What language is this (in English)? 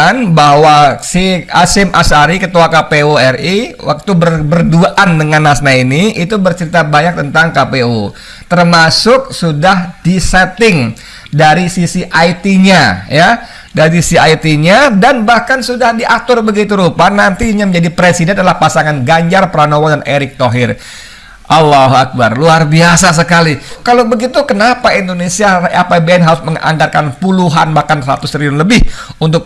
Indonesian